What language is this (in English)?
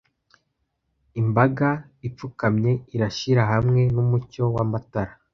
Kinyarwanda